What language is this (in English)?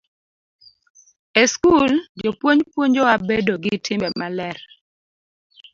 Luo (Kenya and Tanzania)